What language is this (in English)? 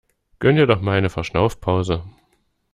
German